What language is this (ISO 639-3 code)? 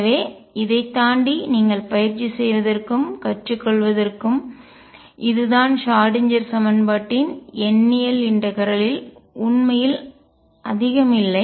tam